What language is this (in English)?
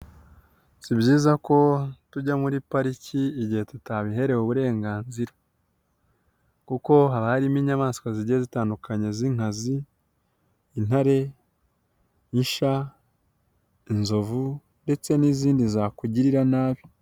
Kinyarwanda